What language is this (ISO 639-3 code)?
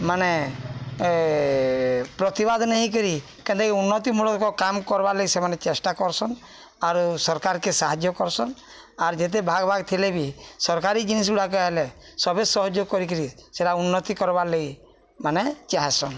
ori